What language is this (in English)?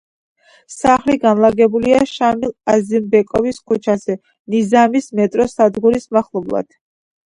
Georgian